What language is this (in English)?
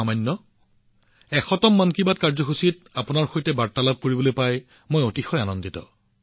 Assamese